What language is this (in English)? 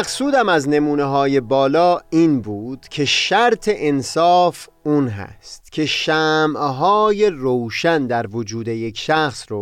Persian